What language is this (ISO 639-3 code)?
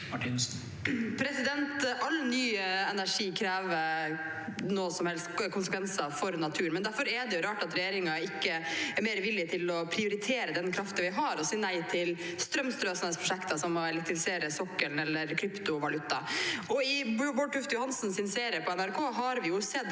nor